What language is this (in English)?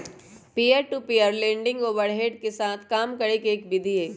Magahi